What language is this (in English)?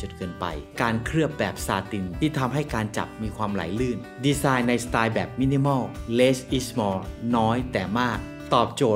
Thai